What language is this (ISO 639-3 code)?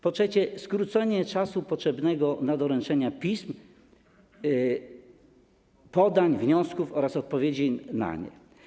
pol